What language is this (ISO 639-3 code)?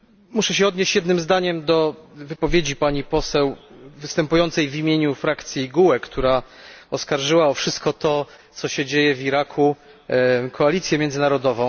pol